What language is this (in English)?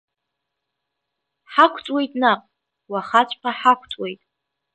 Abkhazian